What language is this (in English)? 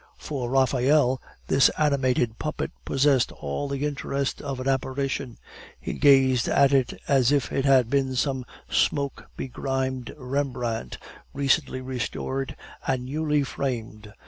English